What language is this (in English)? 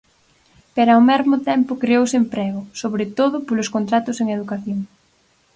Galician